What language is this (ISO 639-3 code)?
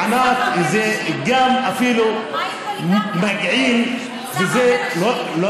heb